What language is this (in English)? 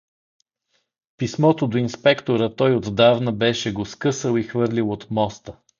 Bulgarian